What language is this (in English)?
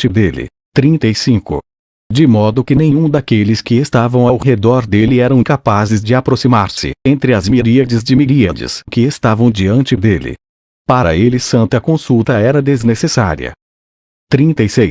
Portuguese